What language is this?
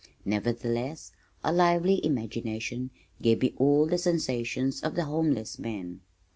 English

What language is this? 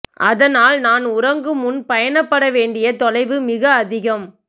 Tamil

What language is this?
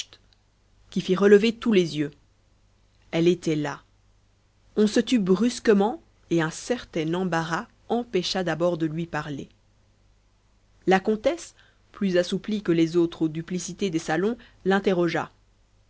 French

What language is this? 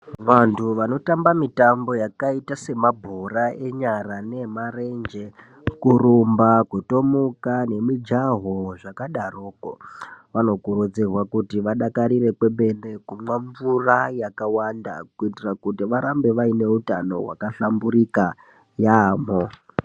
Ndau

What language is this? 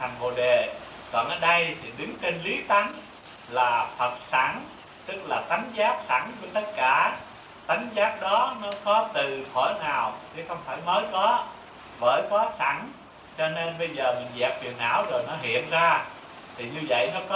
Vietnamese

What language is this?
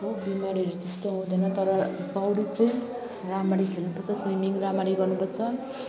Nepali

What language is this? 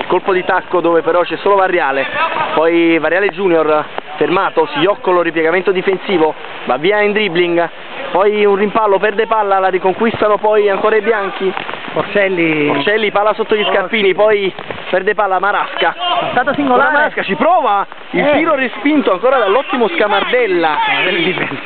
Italian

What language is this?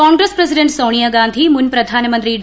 Malayalam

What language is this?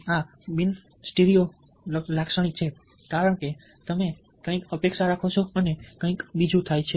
Gujarati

